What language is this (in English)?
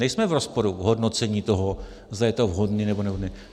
Czech